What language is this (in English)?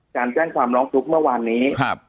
Thai